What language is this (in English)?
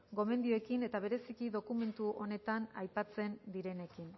Basque